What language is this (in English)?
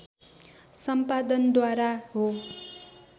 Nepali